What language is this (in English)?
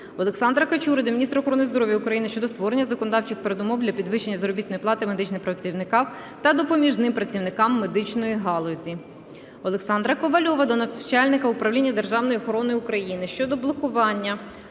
Ukrainian